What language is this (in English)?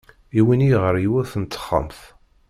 Kabyle